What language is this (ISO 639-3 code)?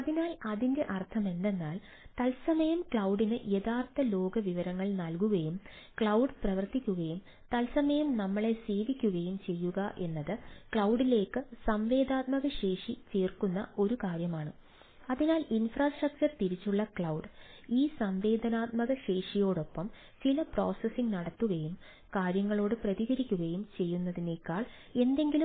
mal